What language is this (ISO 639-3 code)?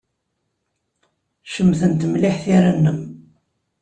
kab